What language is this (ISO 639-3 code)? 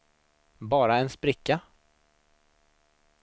swe